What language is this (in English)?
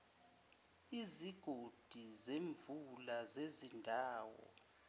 Zulu